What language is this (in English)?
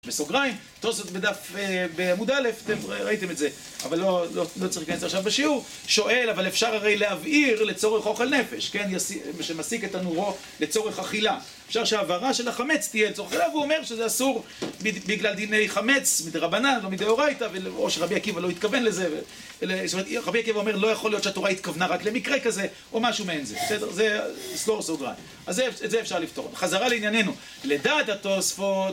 Hebrew